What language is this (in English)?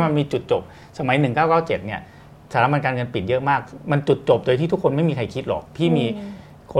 Thai